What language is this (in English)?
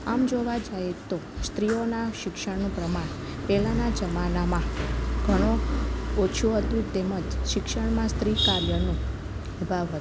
Gujarati